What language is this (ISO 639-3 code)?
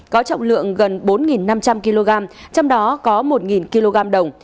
vie